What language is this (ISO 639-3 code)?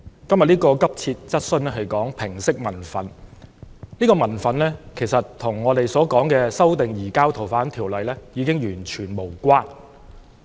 yue